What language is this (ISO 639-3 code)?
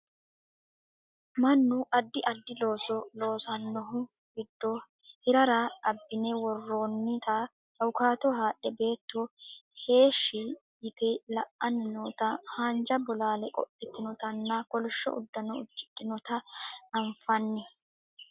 sid